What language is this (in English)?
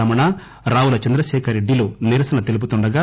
Telugu